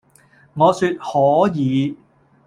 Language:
Cantonese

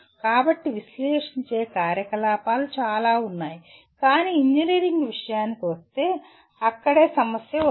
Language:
Telugu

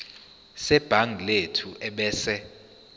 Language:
Zulu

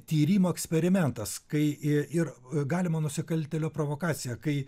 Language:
Lithuanian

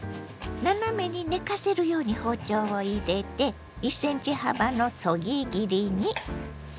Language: Japanese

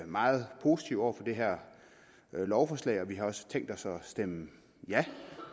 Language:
Danish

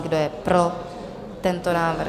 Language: Czech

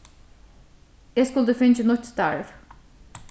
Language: Faroese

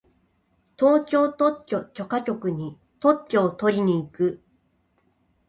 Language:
Japanese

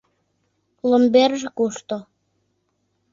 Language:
Mari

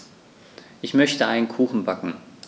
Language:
German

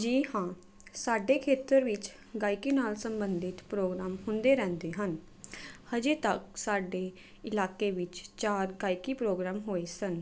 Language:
Punjabi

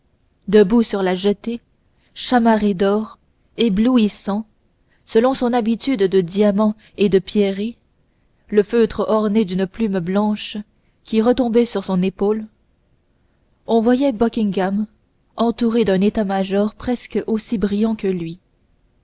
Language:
French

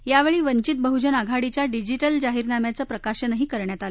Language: Marathi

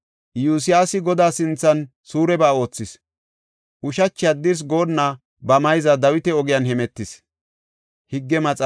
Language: Gofa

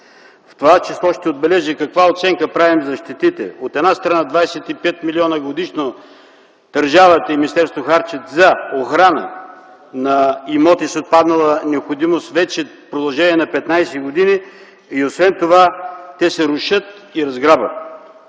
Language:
Bulgarian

